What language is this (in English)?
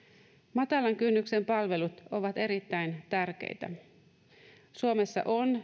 Finnish